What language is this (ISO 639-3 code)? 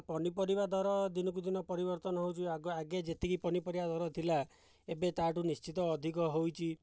ori